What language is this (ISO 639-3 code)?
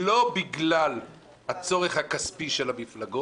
heb